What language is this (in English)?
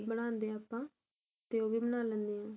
Punjabi